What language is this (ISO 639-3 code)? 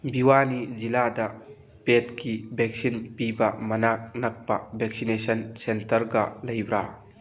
mni